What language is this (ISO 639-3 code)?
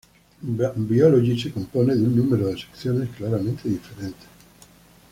spa